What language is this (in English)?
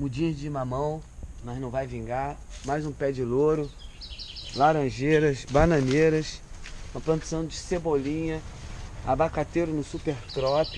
Portuguese